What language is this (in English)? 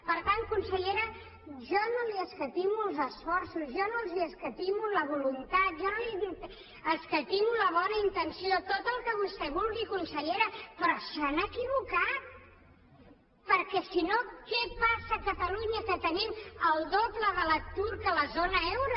Catalan